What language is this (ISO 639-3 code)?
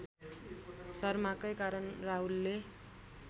nep